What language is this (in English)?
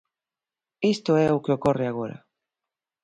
Galician